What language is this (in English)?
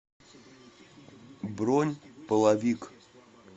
Russian